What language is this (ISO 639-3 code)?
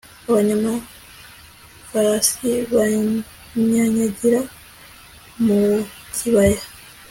kin